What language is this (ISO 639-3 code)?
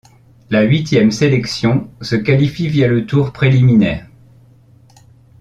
fra